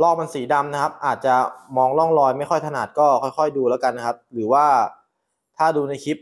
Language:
Thai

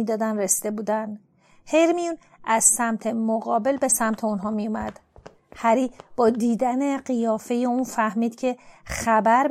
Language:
Persian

